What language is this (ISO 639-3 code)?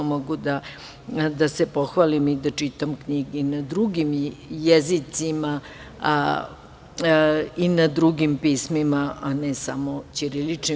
srp